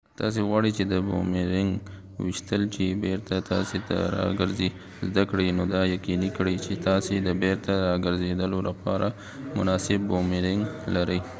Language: Pashto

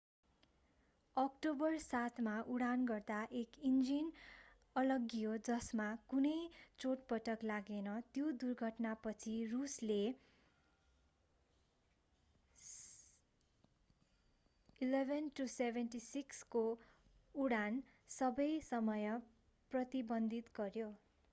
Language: Nepali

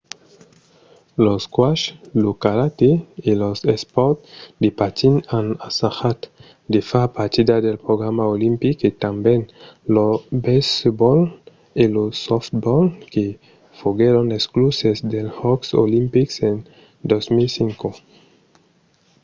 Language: Occitan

